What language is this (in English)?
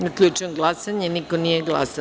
Serbian